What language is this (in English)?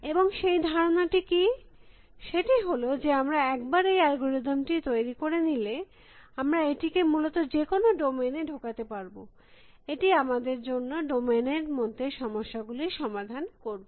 Bangla